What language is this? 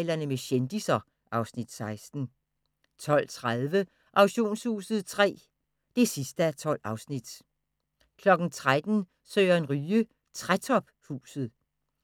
Danish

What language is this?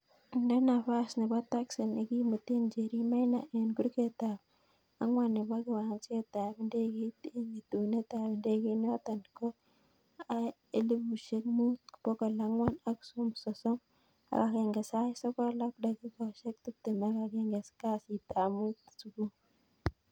Kalenjin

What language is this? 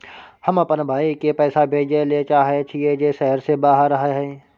Maithili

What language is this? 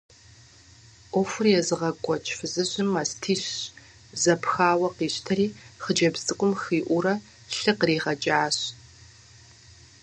Kabardian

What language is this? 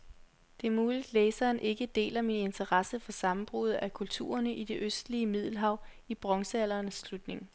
Danish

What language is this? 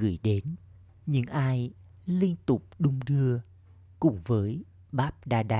Vietnamese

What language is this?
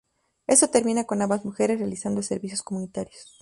Spanish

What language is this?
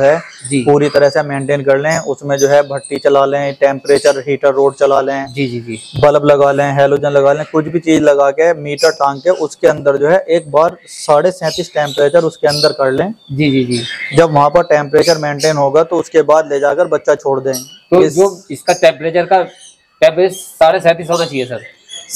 Hindi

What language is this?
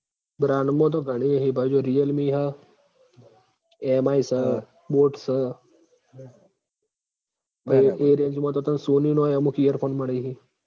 Gujarati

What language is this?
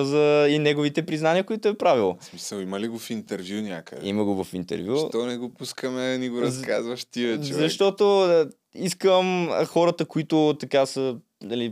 Bulgarian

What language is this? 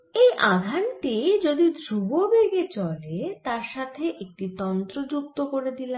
Bangla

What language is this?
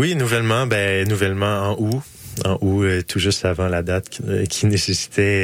French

